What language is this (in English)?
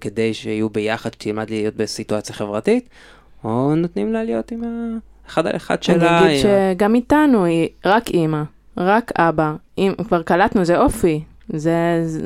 Hebrew